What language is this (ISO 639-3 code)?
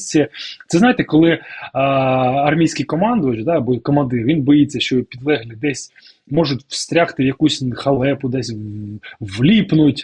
ukr